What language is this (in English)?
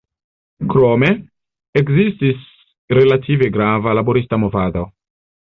Esperanto